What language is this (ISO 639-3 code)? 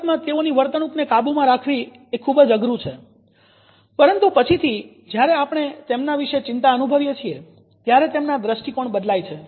guj